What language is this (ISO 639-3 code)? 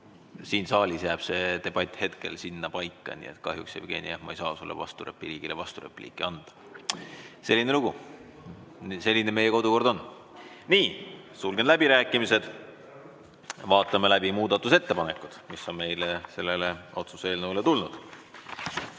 est